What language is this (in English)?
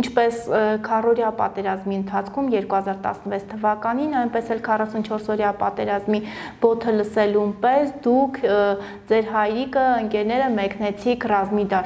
Turkish